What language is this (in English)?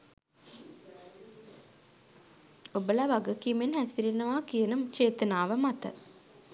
Sinhala